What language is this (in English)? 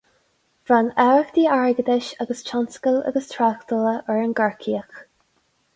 Irish